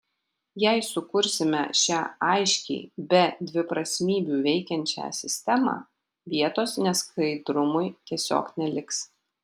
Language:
Lithuanian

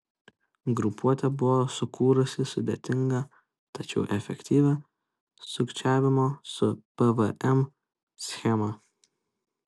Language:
Lithuanian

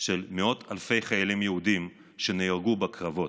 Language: Hebrew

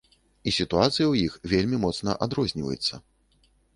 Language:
Belarusian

